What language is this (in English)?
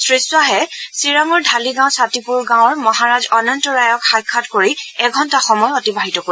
Assamese